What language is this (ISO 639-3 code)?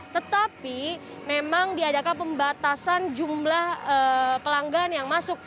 ind